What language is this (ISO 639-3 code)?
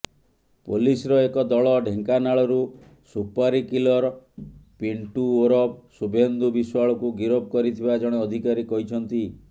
ori